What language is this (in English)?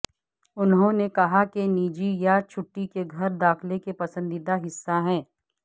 Urdu